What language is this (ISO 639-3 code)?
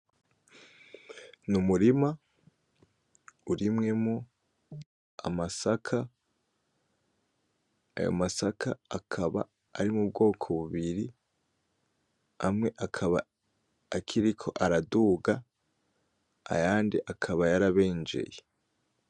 run